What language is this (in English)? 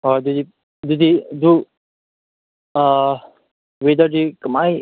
Manipuri